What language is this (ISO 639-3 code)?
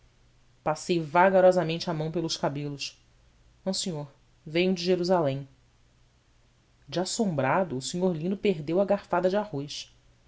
por